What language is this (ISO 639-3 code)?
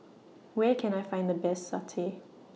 eng